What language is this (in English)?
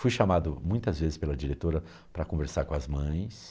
Portuguese